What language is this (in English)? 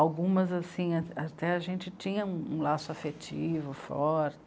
Portuguese